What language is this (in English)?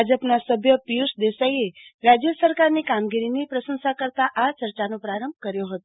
Gujarati